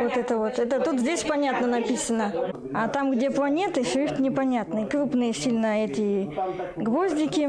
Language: Russian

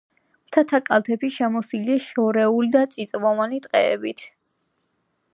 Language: Georgian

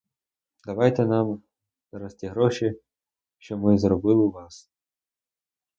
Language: Ukrainian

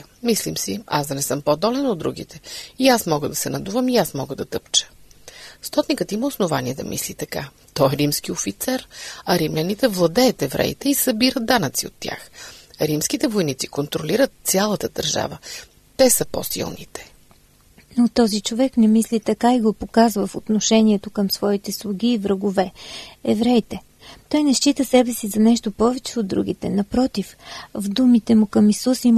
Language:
Bulgarian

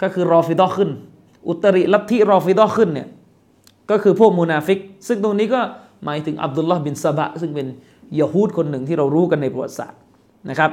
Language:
Thai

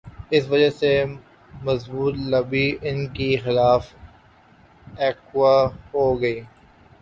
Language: Urdu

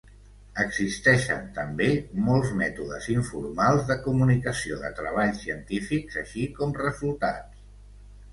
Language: Catalan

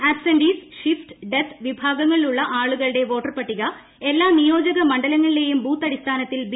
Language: Malayalam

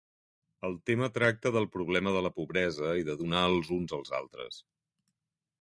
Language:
Catalan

